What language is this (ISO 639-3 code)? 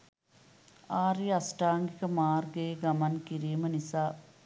sin